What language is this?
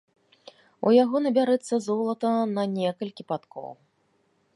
Belarusian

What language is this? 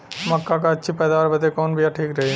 Bhojpuri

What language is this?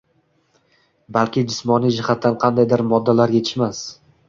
Uzbek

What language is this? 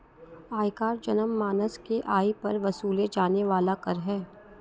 Hindi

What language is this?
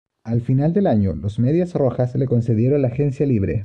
Spanish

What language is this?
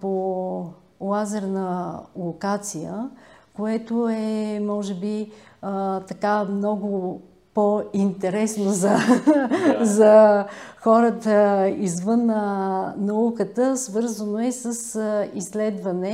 Bulgarian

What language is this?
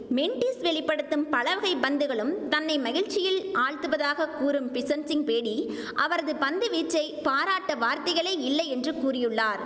Tamil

